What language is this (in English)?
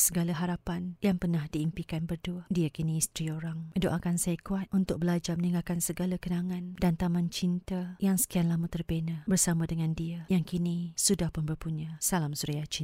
Malay